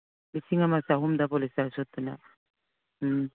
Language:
Manipuri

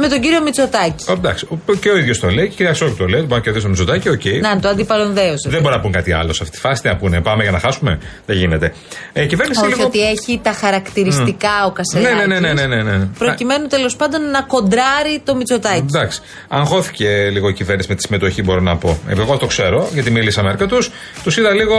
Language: Greek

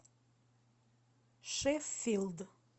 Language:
Russian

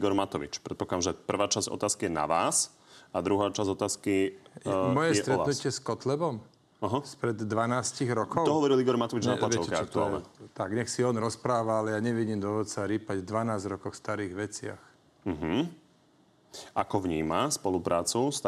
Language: Slovak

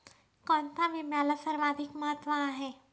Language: Marathi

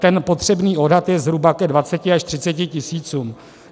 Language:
Czech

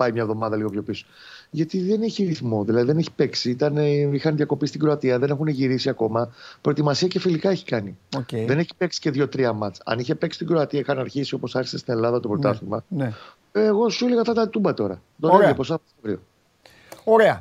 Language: Greek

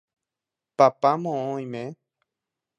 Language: Guarani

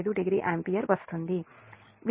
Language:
Telugu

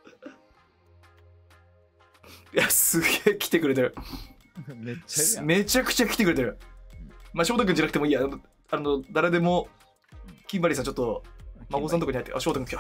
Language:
Japanese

